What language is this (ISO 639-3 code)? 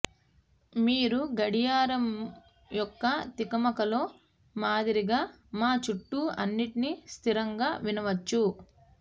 tel